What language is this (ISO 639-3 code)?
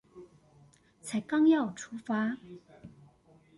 zho